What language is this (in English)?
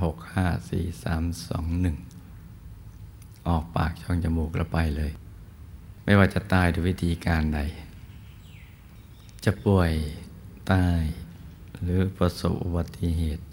Thai